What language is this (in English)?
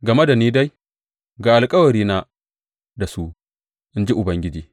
Hausa